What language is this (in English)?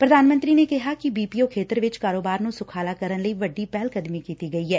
Punjabi